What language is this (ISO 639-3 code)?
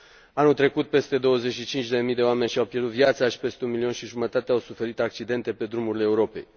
ron